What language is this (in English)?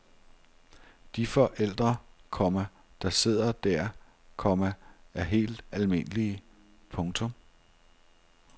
Danish